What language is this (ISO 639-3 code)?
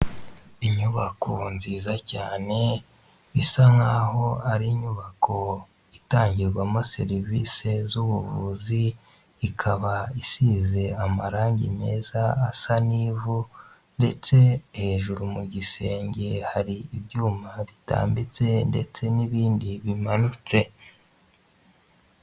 kin